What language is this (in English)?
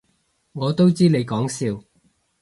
Cantonese